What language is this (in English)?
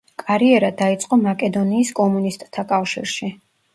Georgian